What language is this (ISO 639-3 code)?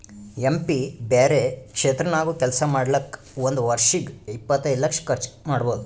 kan